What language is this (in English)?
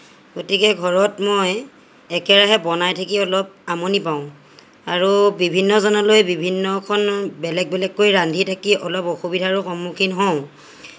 Assamese